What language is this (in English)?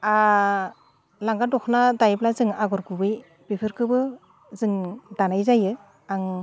Bodo